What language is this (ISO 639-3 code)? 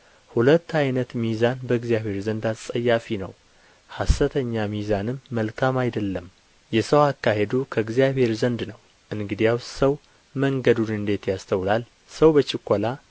amh